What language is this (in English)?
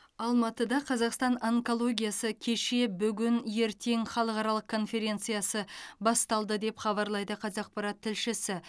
Kazakh